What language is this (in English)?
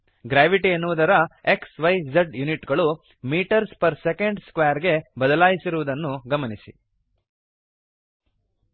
Kannada